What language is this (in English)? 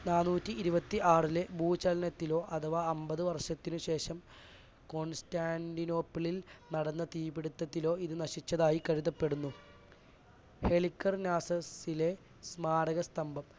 Malayalam